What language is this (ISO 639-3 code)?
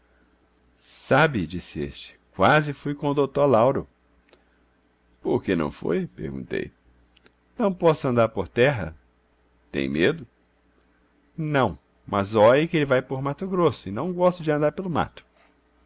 por